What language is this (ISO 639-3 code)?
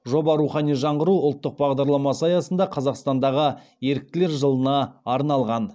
kaz